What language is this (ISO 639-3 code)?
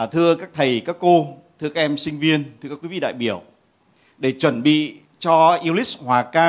vie